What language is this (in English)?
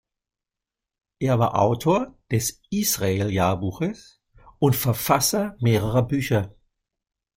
German